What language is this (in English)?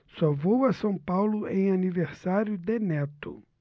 Portuguese